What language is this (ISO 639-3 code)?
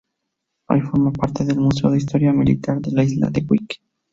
spa